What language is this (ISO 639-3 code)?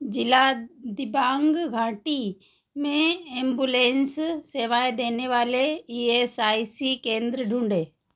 hin